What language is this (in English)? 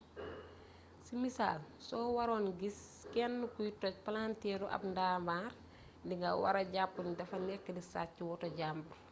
Wolof